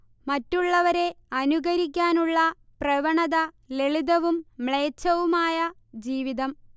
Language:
Malayalam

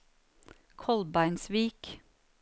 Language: Norwegian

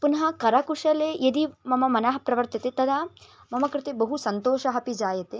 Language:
Sanskrit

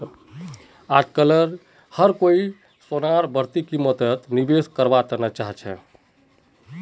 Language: Magahi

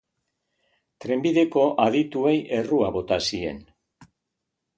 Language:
Basque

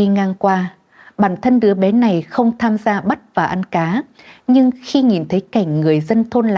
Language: Vietnamese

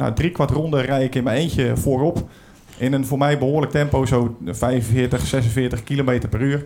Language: Dutch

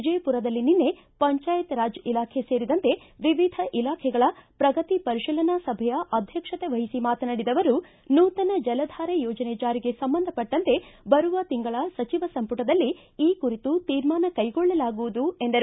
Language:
Kannada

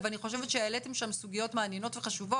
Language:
Hebrew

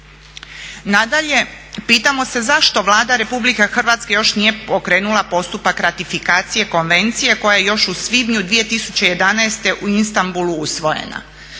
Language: Croatian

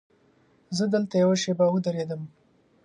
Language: Pashto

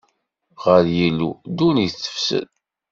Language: Kabyle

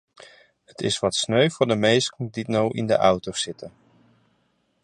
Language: Western Frisian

